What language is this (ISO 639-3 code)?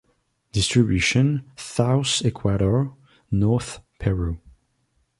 eng